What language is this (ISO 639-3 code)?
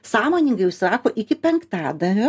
lit